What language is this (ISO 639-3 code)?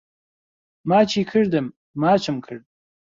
ckb